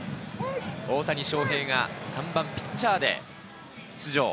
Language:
Japanese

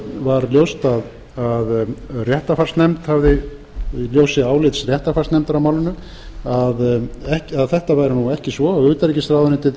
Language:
Icelandic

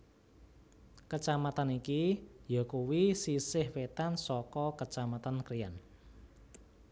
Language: Javanese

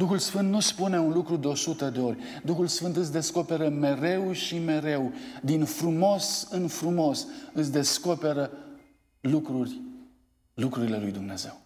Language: Romanian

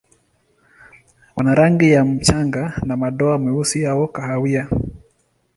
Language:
Swahili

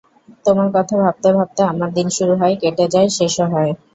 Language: Bangla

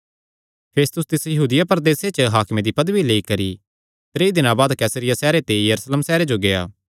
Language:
Kangri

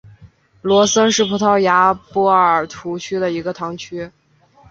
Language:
Chinese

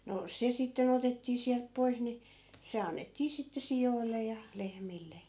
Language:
Finnish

